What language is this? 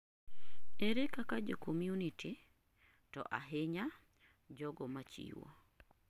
Luo (Kenya and Tanzania)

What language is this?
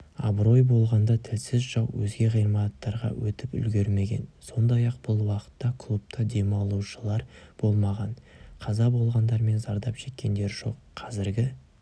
Kazakh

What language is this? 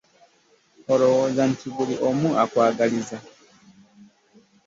Ganda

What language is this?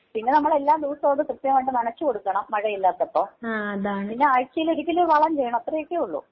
Malayalam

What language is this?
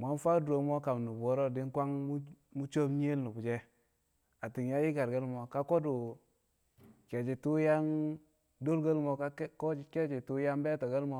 Kamo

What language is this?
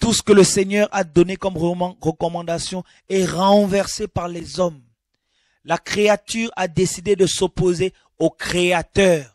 French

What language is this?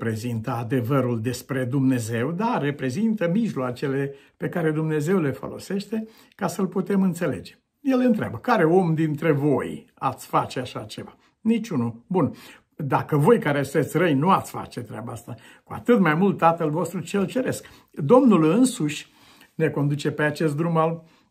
Romanian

